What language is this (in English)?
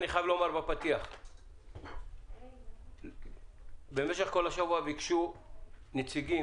Hebrew